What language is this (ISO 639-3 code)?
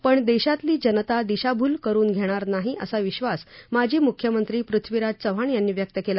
mar